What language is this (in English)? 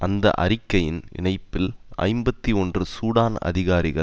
Tamil